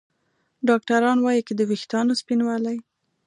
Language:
Pashto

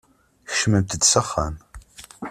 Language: Kabyle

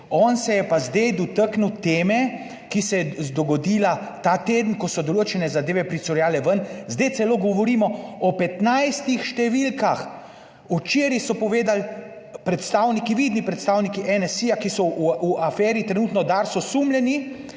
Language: Slovenian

